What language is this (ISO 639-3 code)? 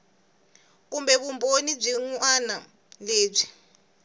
tso